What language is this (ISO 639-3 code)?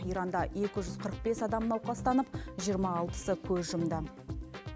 kaz